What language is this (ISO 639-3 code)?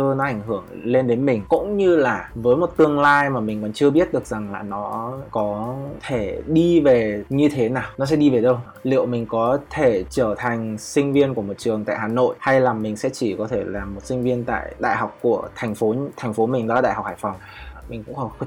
vie